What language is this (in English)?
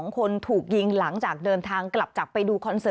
Thai